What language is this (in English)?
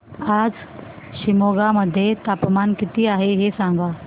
Marathi